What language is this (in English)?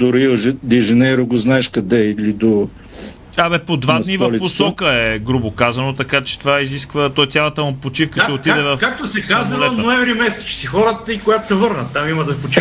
Bulgarian